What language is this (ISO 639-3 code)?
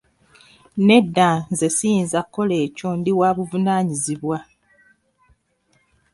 lug